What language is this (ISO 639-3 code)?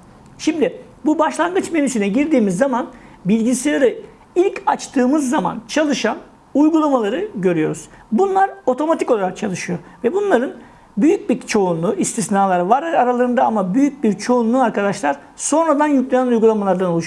tur